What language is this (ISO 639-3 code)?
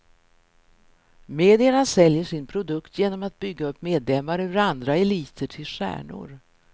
swe